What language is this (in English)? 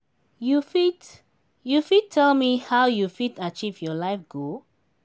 Nigerian Pidgin